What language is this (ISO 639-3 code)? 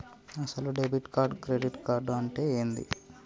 tel